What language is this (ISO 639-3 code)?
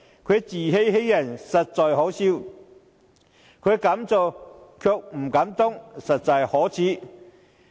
yue